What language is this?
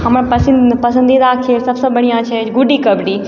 Maithili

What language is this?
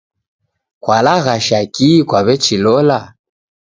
Taita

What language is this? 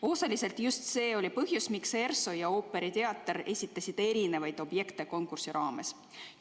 Estonian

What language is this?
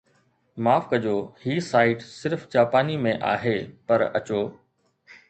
Sindhi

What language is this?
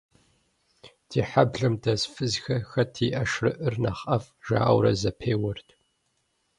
Kabardian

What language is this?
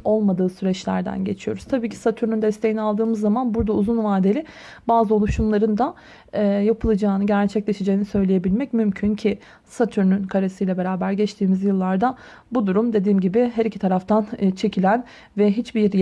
Turkish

